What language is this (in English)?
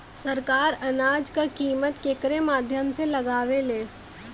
Bhojpuri